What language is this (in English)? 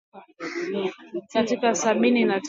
Swahili